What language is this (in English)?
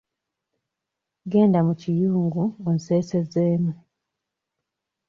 Ganda